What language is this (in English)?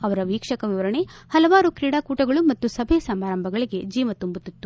Kannada